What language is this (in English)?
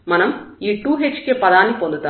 Telugu